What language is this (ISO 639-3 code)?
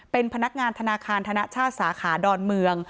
tha